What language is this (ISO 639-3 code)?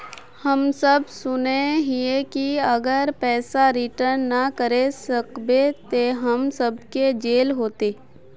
mag